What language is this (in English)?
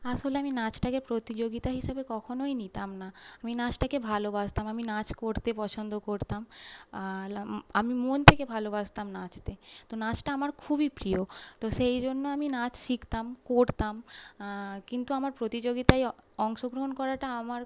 Bangla